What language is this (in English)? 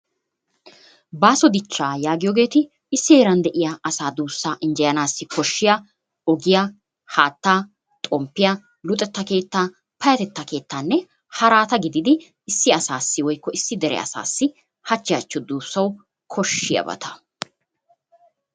Wolaytta